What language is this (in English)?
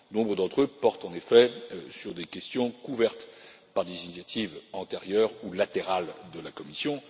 French